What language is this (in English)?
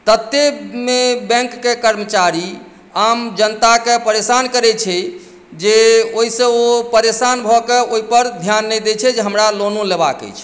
Maithili